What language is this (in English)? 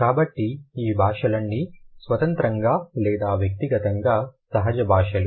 Telugu